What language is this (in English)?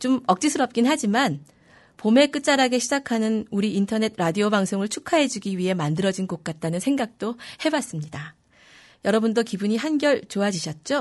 Korean